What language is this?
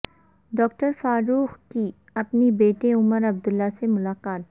Urdu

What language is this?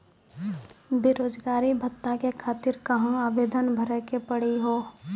Maithili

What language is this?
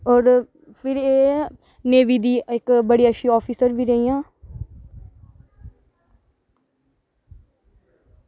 Dogri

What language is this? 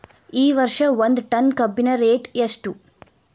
Kannada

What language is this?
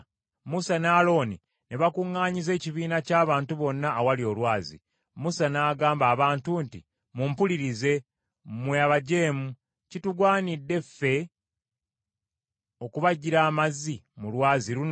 Ganda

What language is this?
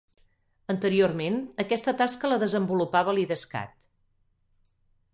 Catalan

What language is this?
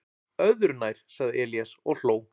Icelandic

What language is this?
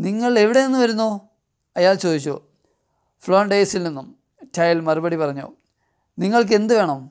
Turkish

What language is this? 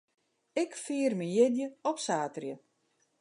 Western Frisian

